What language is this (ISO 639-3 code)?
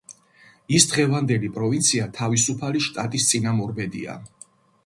kat